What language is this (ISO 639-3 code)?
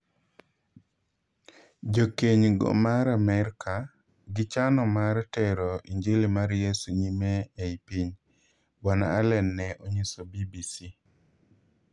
luo